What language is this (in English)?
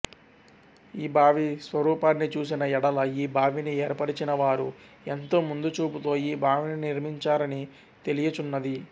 Telugu